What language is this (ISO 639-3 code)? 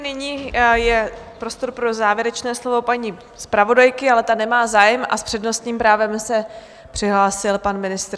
ces